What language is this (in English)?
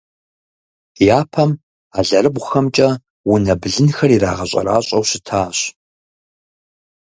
Kabardian